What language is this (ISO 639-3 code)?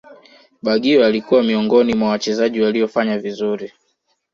swa